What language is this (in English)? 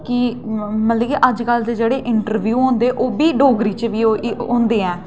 Dogri